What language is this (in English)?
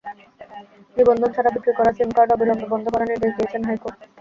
Bangla